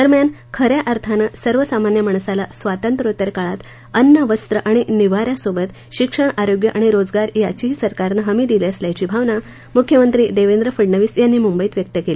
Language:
Marathi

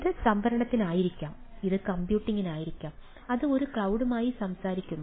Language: Malayalam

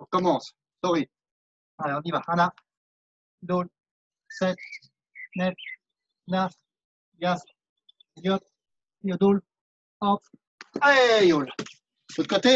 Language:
French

